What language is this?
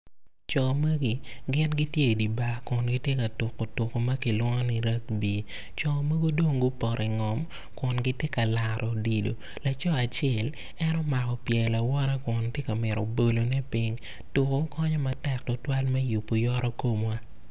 Acoli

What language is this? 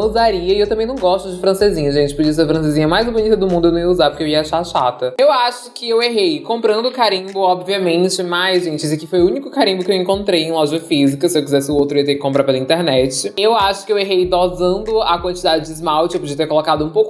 Portuguese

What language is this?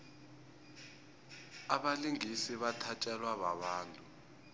South Ndebele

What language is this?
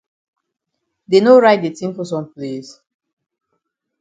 Cameroon Pidgin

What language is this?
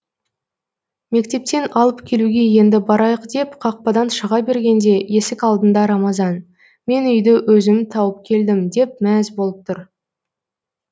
Kazakh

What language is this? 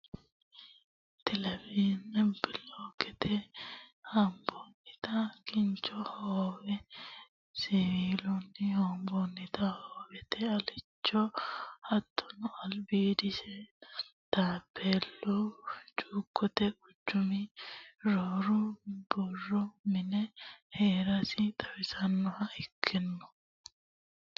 Sidamo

